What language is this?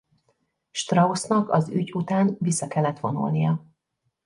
Hungarian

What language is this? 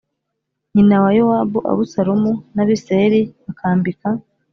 Kinyarwanda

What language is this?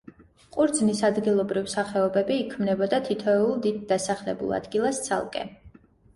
Georgian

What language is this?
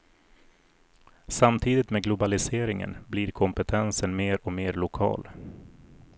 Swedish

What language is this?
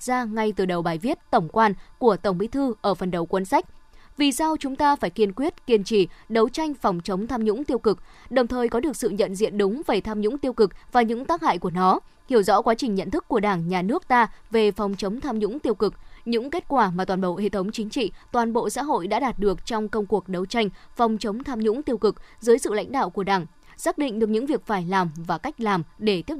Vietnamese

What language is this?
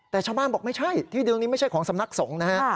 Thai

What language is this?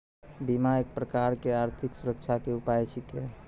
Maithili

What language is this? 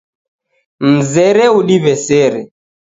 Taita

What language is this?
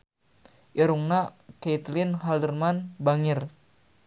Sundanese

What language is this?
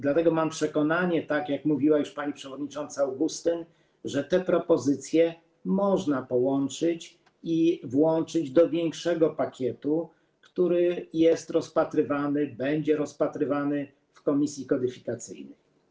Polish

